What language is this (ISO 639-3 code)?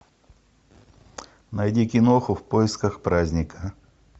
rus